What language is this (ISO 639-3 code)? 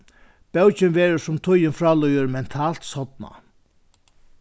fao